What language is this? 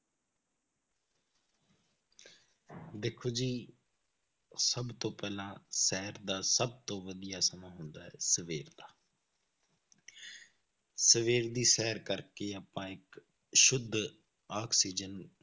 Punjabi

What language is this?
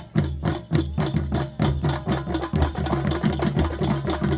Indonesian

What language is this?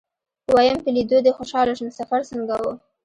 Pashto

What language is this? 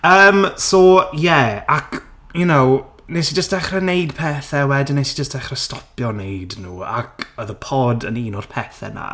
Welsh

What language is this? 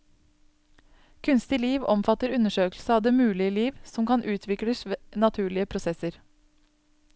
Norwegian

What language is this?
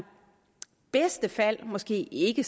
Danish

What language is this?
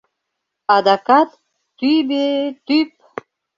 Mari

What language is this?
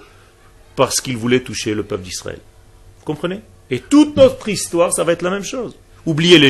French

